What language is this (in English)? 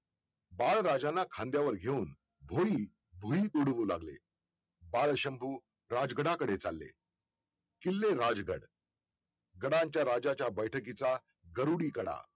Marathi